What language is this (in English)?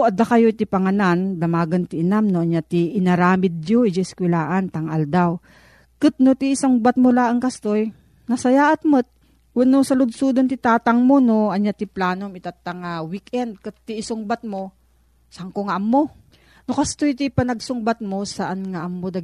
Filipino